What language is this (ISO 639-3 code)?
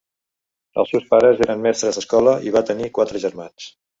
cat